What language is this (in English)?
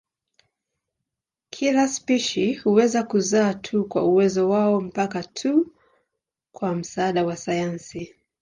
Swahili